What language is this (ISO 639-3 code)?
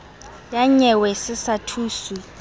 sot